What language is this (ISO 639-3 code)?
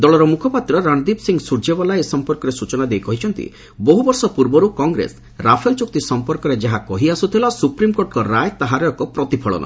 ori